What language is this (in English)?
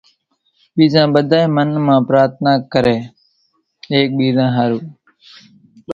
Kachi Koli